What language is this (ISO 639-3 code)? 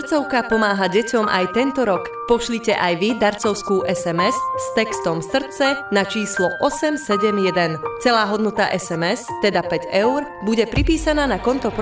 slk